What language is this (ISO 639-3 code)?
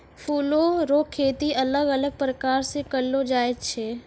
mai